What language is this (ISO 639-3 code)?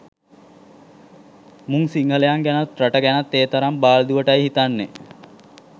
sin